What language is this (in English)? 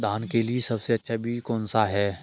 Hindi